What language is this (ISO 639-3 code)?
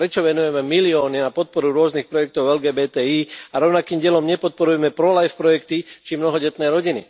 slk